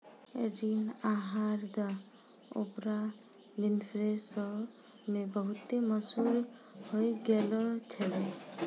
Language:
Maithili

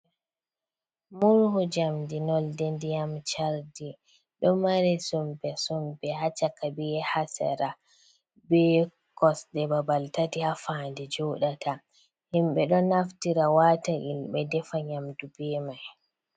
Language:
Fula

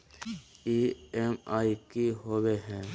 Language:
Magahi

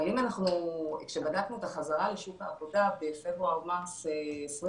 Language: Hebrew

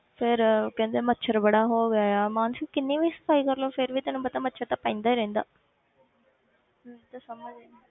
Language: Punjabi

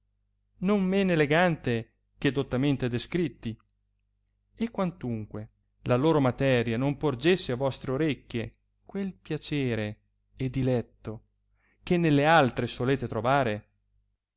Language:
Italian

